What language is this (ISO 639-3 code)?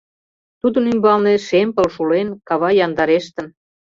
chm